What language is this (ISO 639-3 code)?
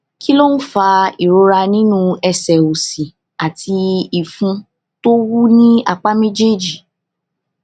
yor